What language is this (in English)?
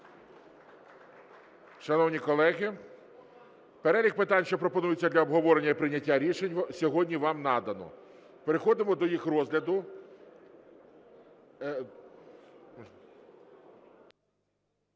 Ukrainian